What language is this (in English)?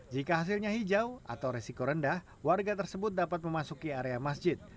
Indonesian